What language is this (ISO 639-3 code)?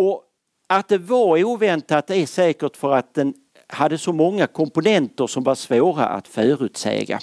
swe